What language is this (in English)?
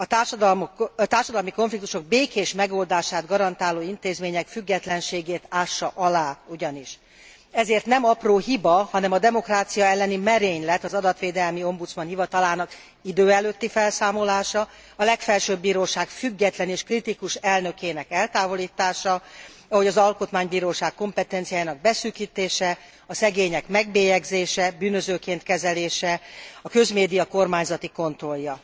Hungarian